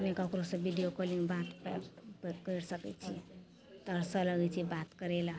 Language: Maithili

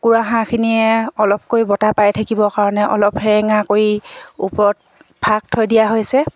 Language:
Assamese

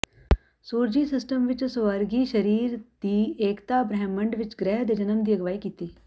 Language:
Punjabi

